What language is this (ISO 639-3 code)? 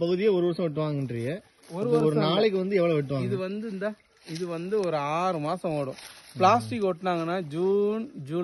ron